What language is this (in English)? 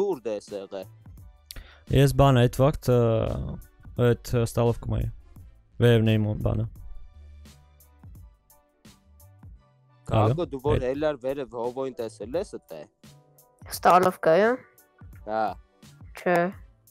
Turkish